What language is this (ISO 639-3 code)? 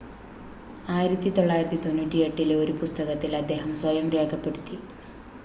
mal